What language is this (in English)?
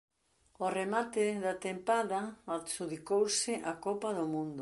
Galician